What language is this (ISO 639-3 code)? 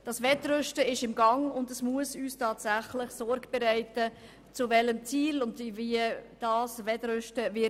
gsw